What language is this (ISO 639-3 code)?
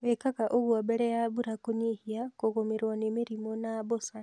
kik